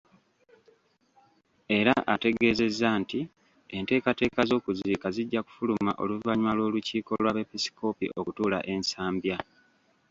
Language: Ganda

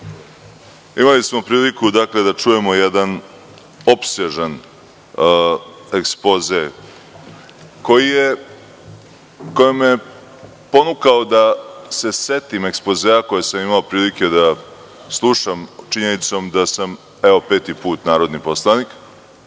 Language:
Serbian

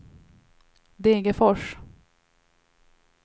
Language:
Swedish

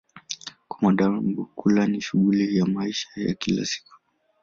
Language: Swahili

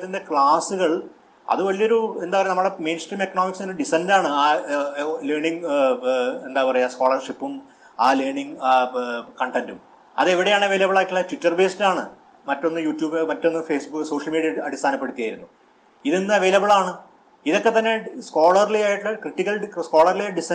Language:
Malayalam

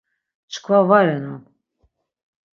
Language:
Laz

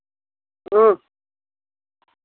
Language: Dogri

